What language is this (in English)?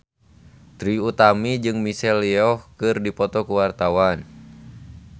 Sundanese